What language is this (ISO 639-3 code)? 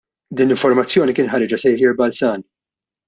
mlt